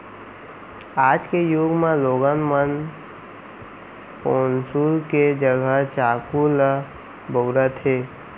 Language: Chhattisgarhi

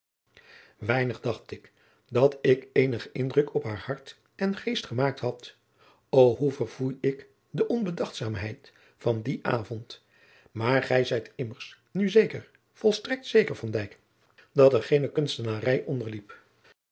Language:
Dutch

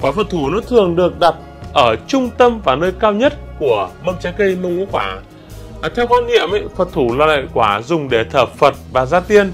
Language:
Vietnamese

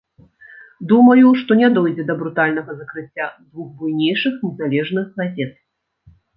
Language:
Belarusian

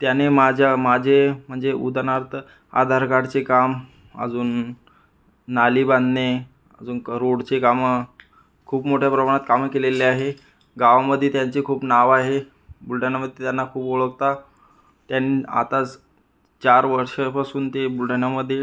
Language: Marathi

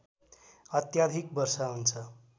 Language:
Nepali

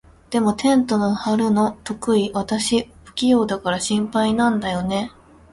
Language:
Japanese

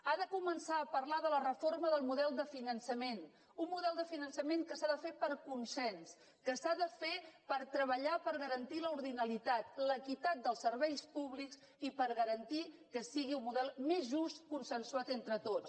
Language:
Catalan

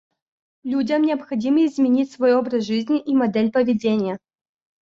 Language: Russian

